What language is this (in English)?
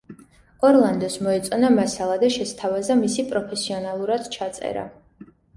Georgian